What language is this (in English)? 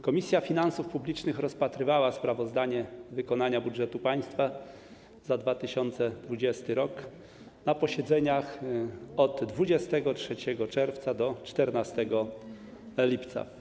Polish